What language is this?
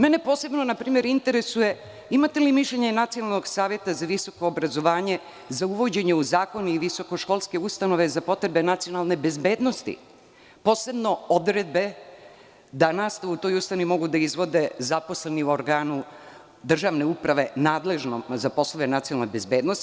Serbian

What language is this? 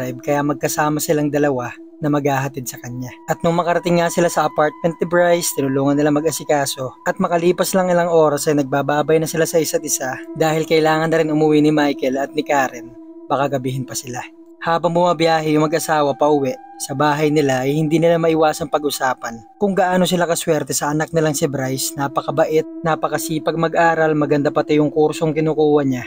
Filipino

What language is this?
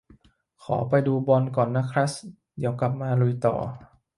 Thai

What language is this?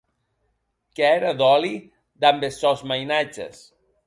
Occitan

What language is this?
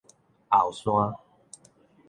Min Nan Chinese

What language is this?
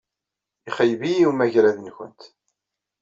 Kabyle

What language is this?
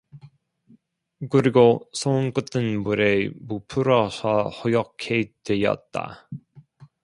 Korean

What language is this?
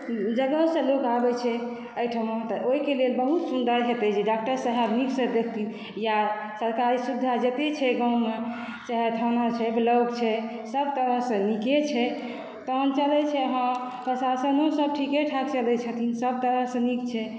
Maithili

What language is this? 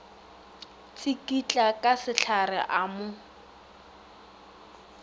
Northern Sotho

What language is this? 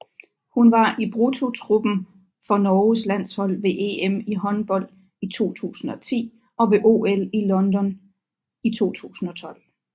Danish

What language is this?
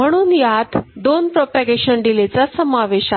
Marathi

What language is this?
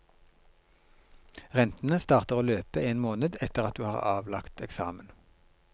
Norwegian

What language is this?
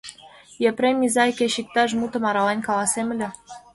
Mari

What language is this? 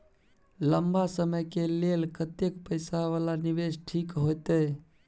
Maithili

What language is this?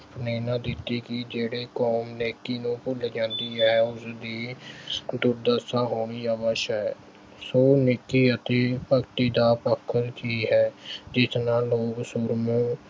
Punjabi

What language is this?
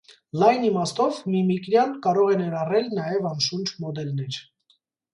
Armenian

